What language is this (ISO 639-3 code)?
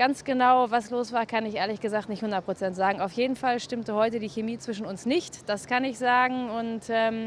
deu